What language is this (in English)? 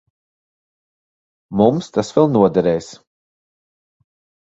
Latvian